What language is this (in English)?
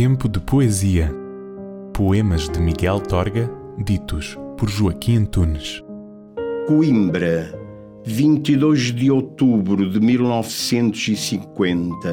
Portuguese